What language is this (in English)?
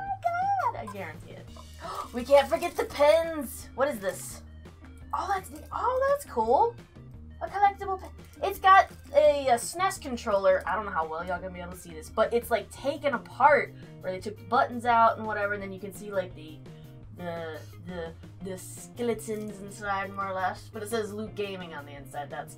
English